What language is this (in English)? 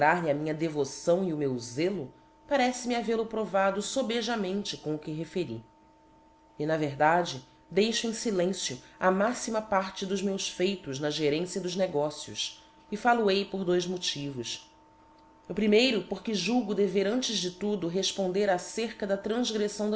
Portuguese